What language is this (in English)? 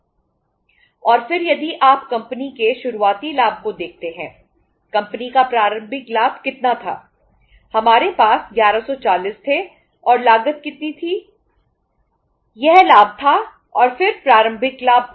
Hindi